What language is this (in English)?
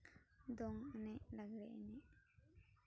Santali